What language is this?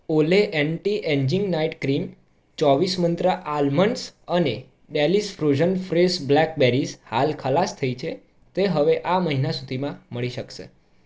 Gujarati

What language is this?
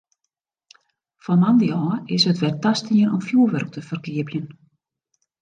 Western Frisian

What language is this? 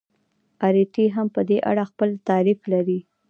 Pashto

